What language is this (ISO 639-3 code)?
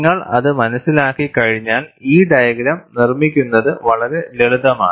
mal